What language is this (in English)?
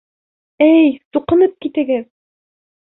Bashkir